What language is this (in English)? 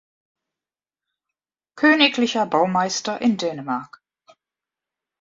German